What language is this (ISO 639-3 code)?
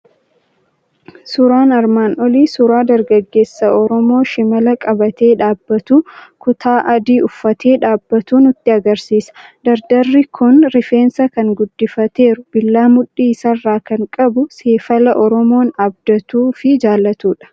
orm